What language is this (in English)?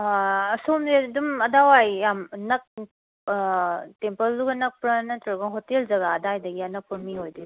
Manipuri